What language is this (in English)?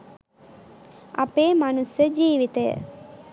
Sinhala